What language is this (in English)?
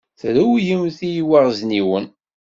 Kabyle